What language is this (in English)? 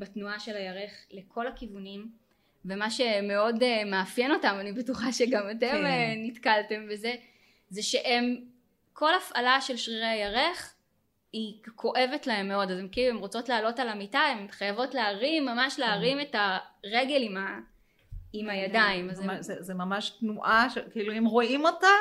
Hebrew